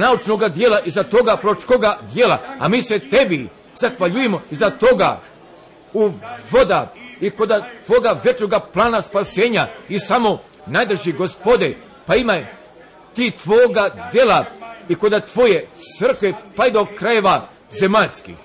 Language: Croatian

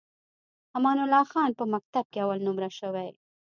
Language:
Pashto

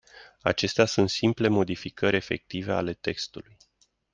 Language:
Romanian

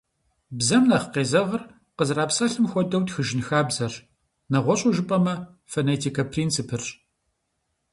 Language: Kabardian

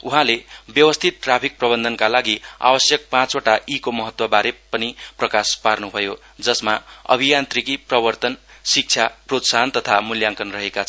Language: Nepali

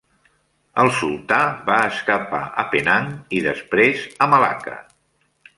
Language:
Catalan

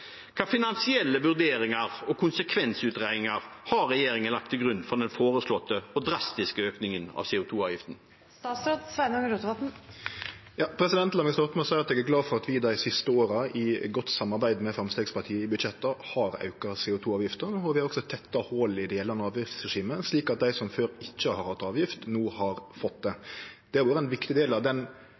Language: Norwegian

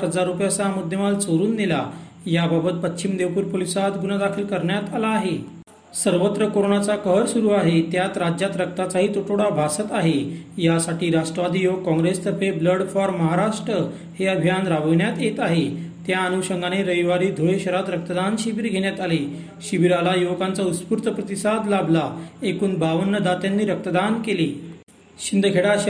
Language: Marathi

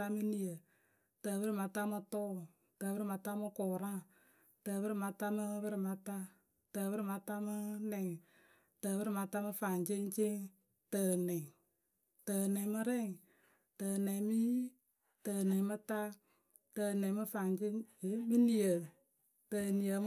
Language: Akebu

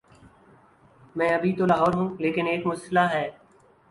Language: Urdu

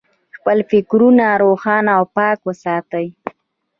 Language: Pashto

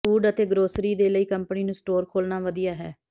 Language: Punjabi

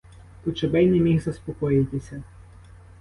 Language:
Ukrainian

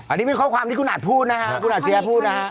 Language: Thai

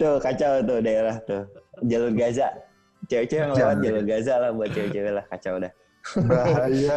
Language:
Indonesian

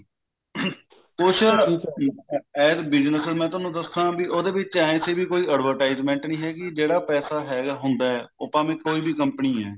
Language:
Punjabi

